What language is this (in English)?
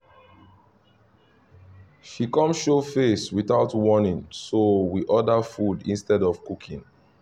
Nigerian Pidgin